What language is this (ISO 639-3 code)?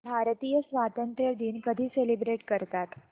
mar